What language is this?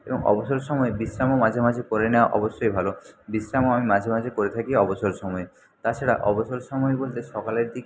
Bangla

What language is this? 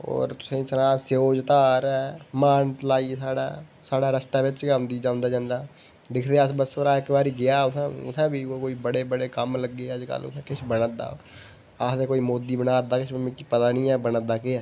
Dogri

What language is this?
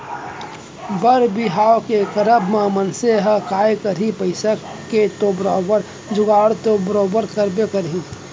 Chhattisgarhi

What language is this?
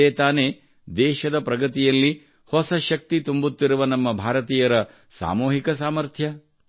Kannada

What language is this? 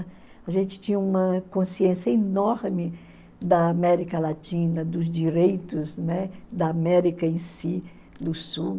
Portuguese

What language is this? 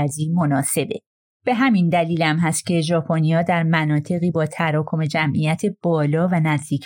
Persian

